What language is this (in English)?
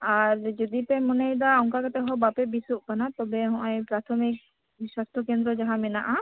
Santali